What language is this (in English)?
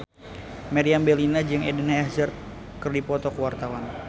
Sundanese